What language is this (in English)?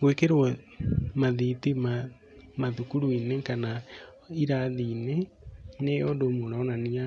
Kikuyu